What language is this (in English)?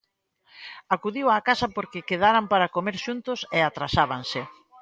Galician